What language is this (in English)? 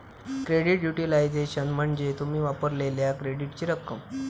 Marathi